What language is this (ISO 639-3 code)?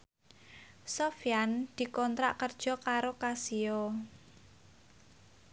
jav